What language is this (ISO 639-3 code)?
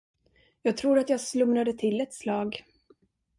swe